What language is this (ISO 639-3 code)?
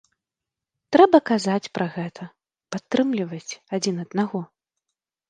bel